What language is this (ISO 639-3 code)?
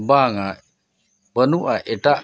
sat